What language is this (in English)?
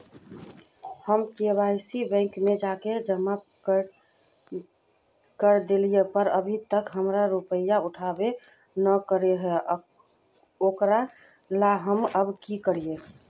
Magahi